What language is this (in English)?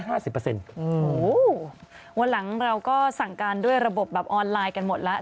Thai